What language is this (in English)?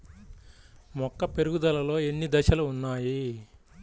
Telugu